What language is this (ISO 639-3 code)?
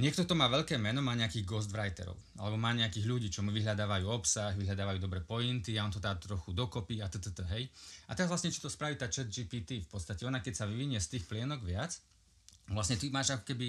slk